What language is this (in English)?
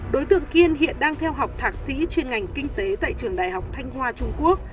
Vietnamese